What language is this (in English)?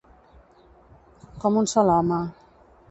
Catalan